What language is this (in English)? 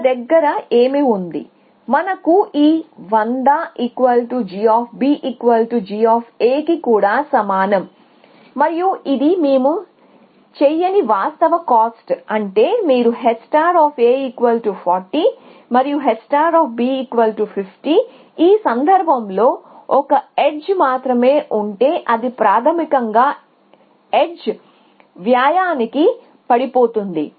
Telugu